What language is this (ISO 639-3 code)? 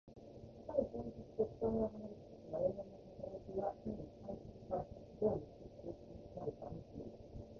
jpn